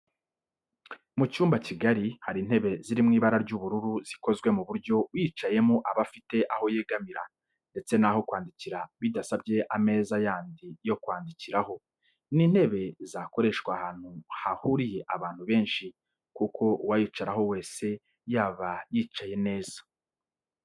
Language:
Kinyarwanda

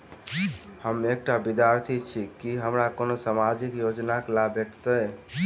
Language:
Maithili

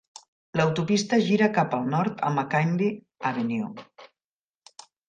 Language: Catalan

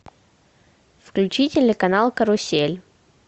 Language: Russian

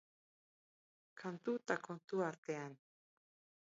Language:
Basque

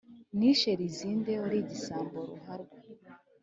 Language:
Kinyarwanda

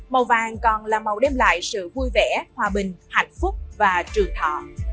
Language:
Vietnamese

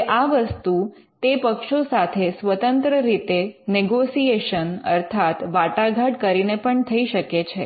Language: Gujarati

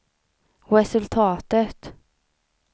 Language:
Swedish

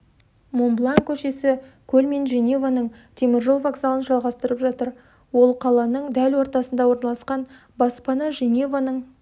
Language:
Kazakh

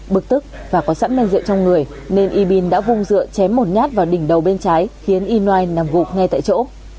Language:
Vietnamese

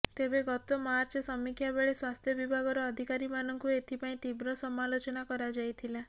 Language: Odia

